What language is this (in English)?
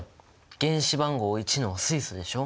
Japanese